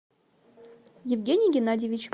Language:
Russian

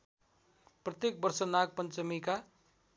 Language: Nepali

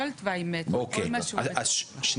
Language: Hebrew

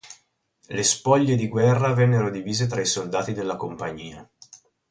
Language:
Italian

